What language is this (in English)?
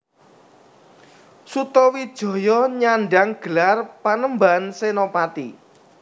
Javanese